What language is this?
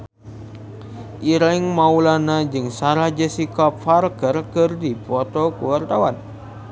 Sundanese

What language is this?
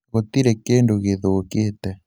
Kikuyu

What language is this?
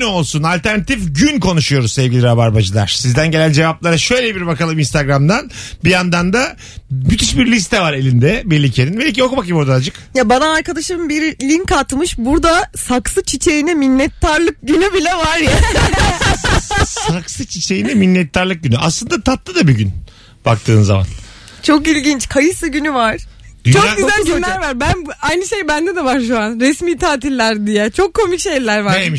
Turkish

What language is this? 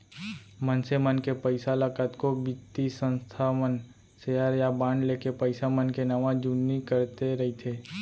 Chhattisgarhi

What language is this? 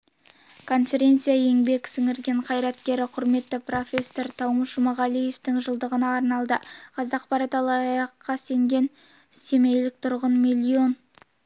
Kazakh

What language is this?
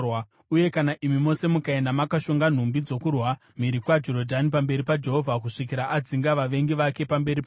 Shona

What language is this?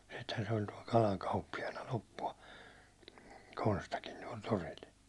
Finnish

